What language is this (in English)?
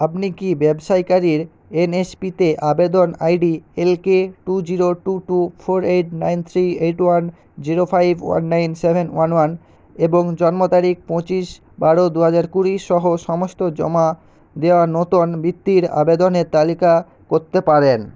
Bangla